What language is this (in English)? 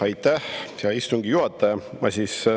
Estonian